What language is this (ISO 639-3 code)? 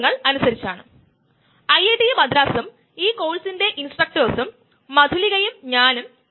mal